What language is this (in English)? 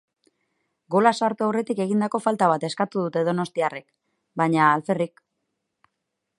Basque